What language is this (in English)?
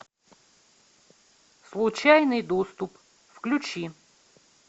Russian